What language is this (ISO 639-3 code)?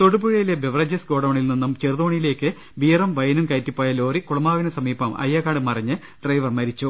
mal